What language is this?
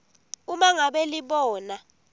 Swati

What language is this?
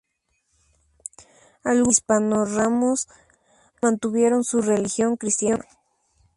Spanish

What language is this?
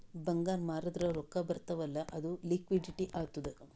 Kannada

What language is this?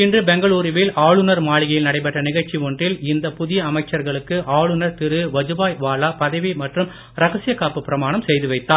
Tamil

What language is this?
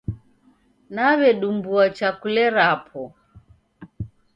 Taita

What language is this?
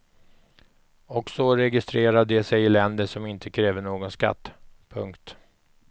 Swedish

